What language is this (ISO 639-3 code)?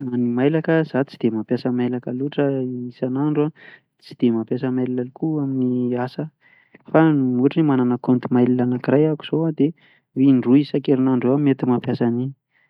mlg